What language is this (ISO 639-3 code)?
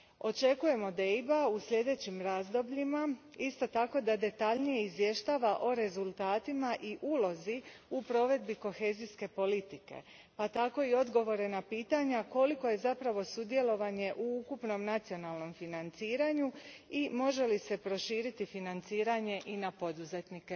hrv